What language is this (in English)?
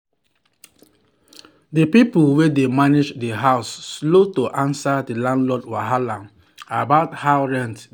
Nigerian Pidgin